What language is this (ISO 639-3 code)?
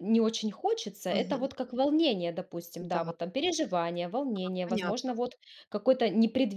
rus